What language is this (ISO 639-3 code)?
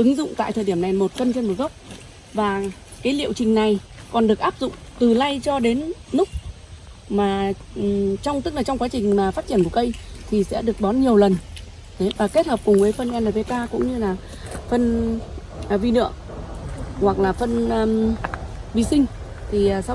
vie